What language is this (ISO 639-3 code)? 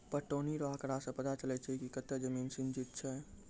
mai